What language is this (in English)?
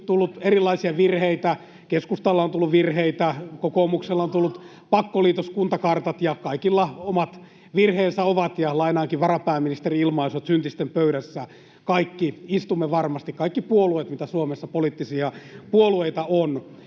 Finnish